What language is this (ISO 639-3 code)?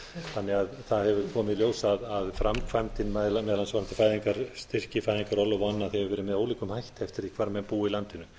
isl